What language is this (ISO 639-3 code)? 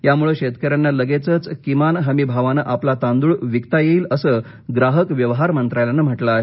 mar